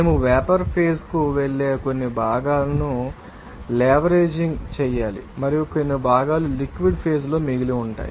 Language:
Telugu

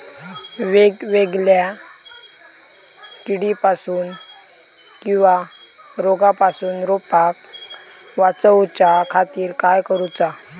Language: Marathi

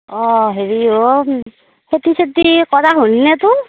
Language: Assamese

